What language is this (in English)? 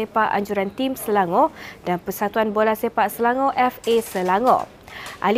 Malay